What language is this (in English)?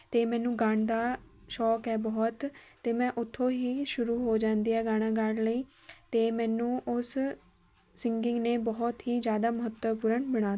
Punjabi